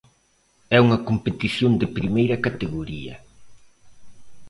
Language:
Galician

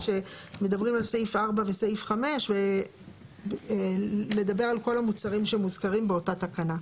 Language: Hebrew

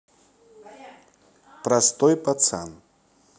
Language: Russian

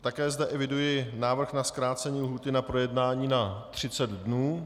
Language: Czech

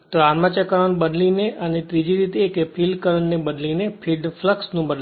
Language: Gujarati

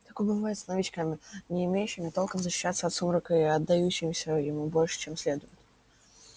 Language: Russian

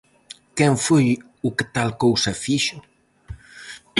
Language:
Galician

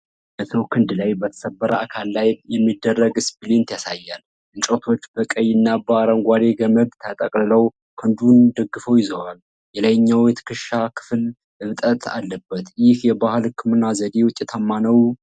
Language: Amharic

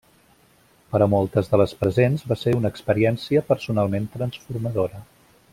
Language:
Catalan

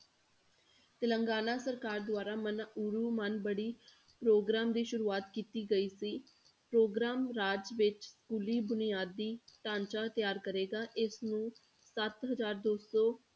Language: Punjabi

